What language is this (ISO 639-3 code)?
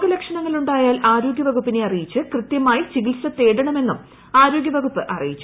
mal